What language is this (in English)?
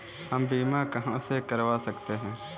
Hindi